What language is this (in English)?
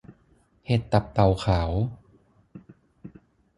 Thai